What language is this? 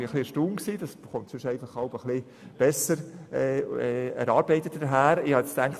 Swiss German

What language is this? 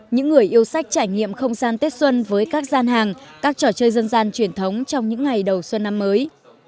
Vietnamese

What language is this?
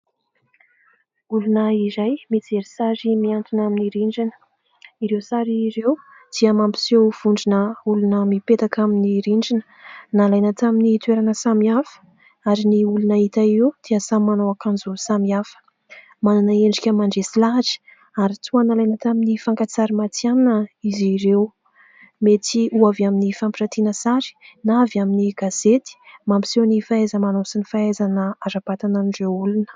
Malagasy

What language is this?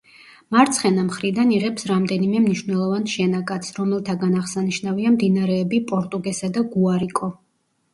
Georgian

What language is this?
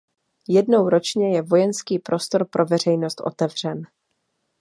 Czech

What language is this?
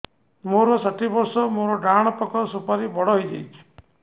Odia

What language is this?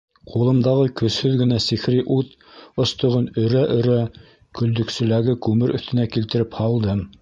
Bashkir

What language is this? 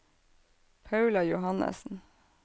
Norwegian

